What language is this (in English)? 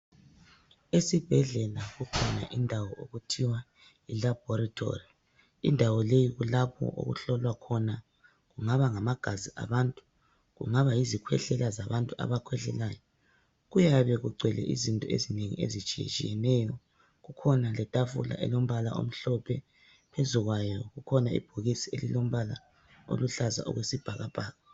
North Ndebele